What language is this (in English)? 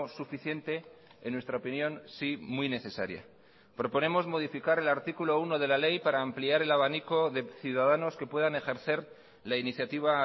Spanish